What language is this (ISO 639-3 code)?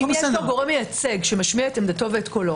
heb